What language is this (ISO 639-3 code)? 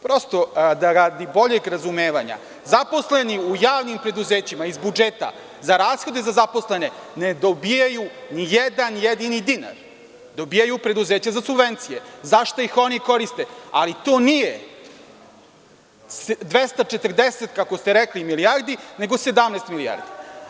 srp